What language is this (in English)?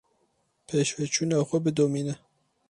Kurdish